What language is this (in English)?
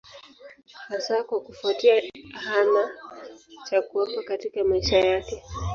Swahili